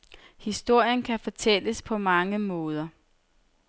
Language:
Danish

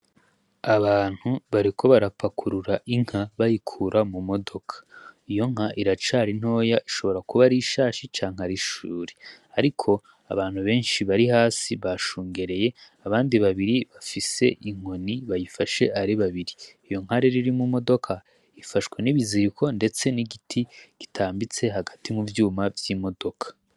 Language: Rundi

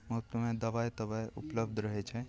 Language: Maithili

